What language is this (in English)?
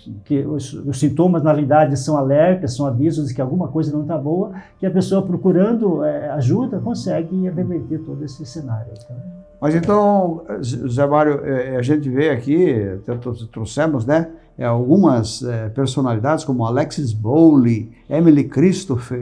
Portuguese